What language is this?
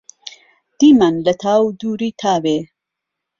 Central Kurdish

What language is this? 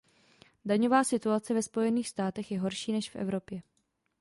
Czech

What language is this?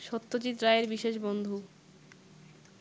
Bangla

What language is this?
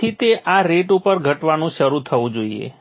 Gujarati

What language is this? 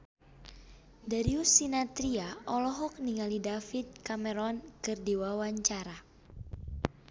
Sundanese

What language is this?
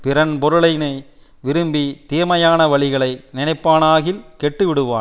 Tamil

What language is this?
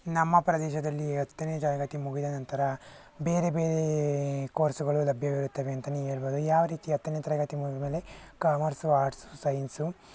Kannada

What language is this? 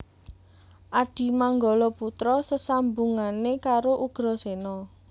Javanese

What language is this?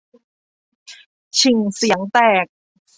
Thai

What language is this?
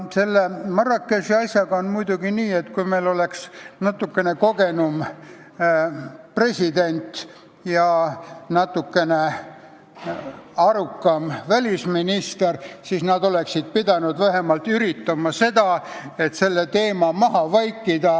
Estonian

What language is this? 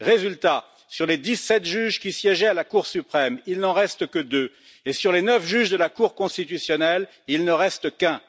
French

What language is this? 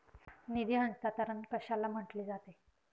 Marathi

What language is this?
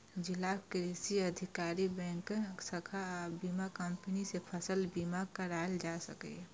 Maithili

